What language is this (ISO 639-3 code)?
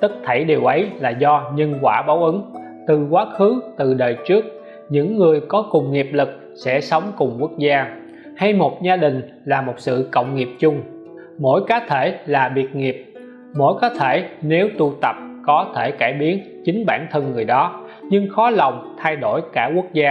vie